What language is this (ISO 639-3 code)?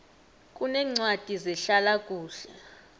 nbl